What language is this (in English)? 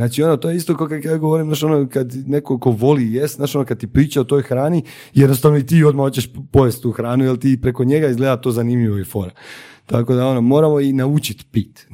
Croatian